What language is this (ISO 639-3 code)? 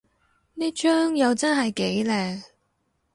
yue